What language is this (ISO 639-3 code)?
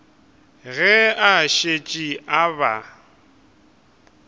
nso